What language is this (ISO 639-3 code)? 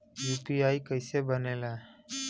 bho